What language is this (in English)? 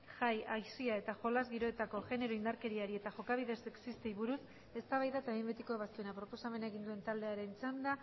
Basque